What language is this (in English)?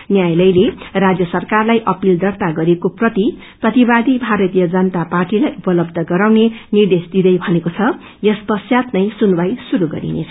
Nepali